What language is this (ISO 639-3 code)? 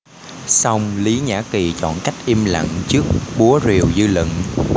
vie